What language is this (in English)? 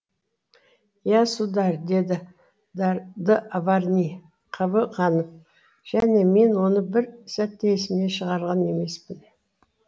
Kazakh